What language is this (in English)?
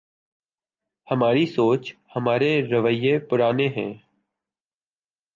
Urdu